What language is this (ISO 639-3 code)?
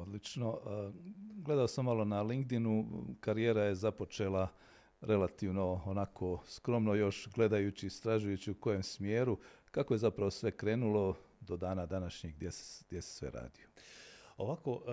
hrv